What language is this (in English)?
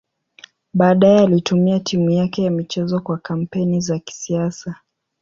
Swahili